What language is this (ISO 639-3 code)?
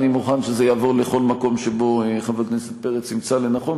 heb